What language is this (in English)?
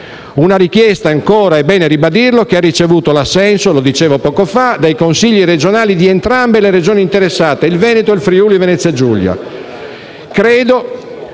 Italian